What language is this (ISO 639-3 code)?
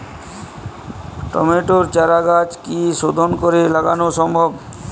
ben